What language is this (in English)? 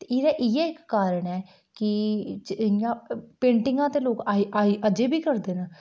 Dogri